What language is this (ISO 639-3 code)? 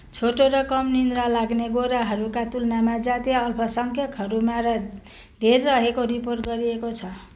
nep